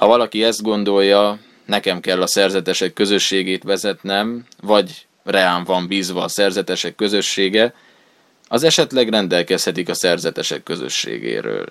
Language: Hungarian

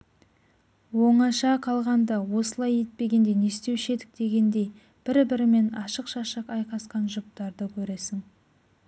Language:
Kazakh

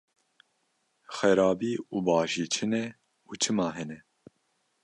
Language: Kurdish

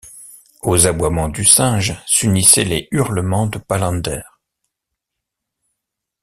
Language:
French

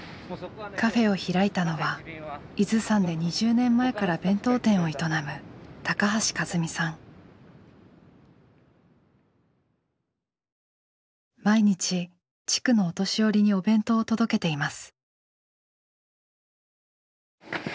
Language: Japanese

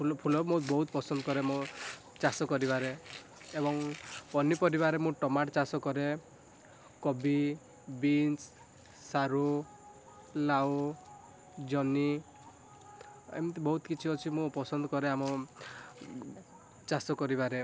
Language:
Odia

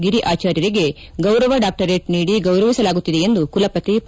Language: Kannada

